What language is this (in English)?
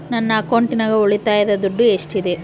Kannada